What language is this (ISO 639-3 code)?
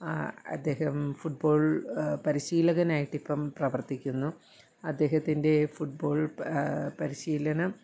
mal